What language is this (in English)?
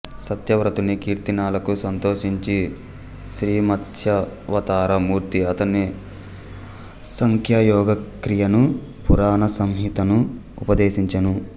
Telugu